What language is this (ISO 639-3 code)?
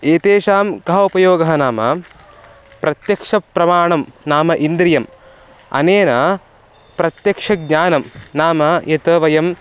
san